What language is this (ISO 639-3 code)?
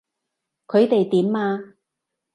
yue